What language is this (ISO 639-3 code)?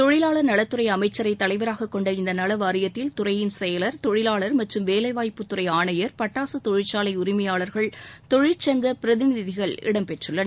tam